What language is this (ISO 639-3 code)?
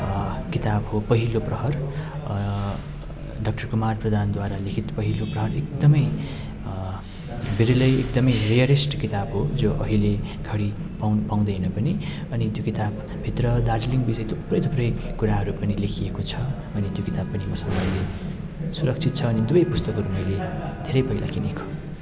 nep